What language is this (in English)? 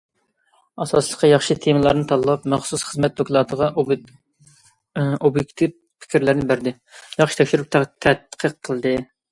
Uyghur